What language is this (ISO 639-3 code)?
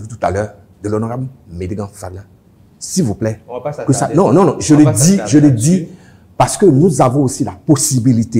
fra